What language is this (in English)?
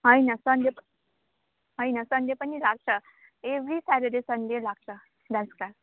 Nepali